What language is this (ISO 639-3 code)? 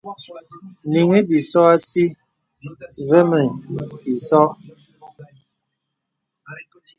beb